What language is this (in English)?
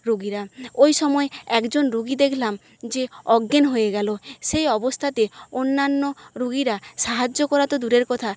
Bangla